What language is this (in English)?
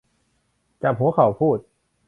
Thai